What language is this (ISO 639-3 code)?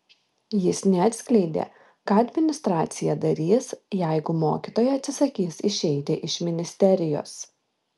lit